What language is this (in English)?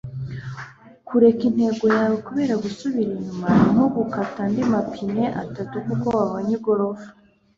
Kinyarwanda